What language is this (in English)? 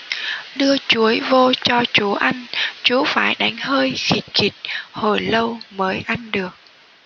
Vietnamese